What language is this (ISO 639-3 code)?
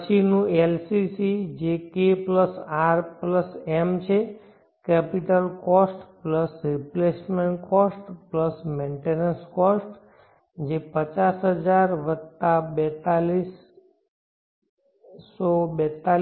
guj